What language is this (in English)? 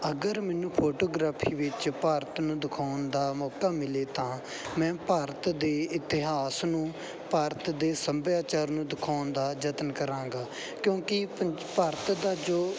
Punjabi